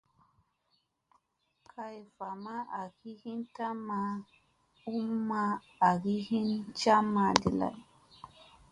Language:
Musey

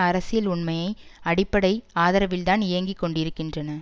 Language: Tamil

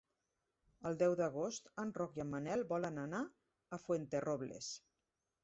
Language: Catalan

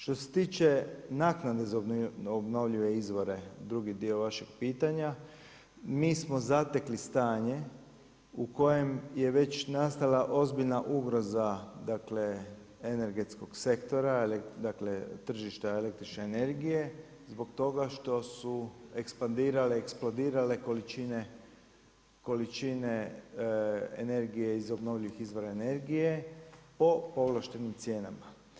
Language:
Croatian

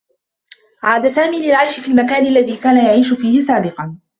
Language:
Arabic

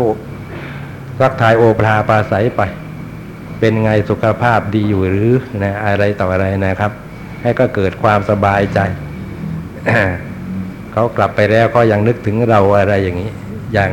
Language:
Thai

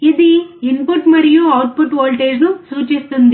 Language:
Telugu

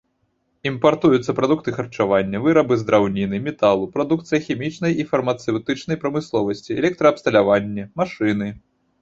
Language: Belarusian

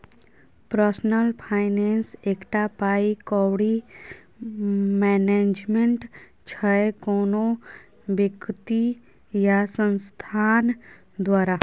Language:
Maithili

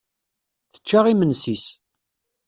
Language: Kabyle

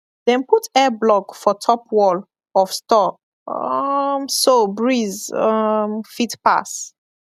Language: Nigerian Pidgin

